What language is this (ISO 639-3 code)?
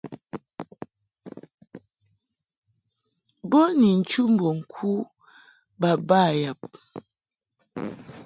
mhk